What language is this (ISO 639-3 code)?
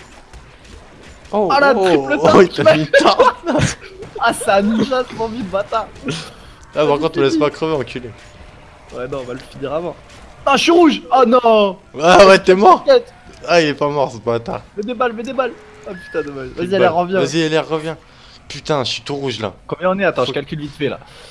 fra